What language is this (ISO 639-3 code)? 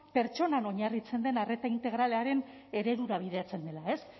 eus